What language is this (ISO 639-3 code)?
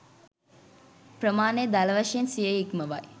sin